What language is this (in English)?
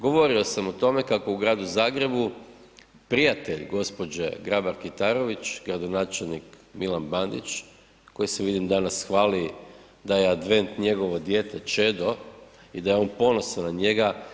Croatian